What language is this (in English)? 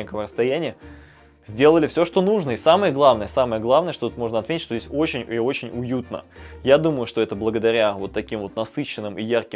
Russian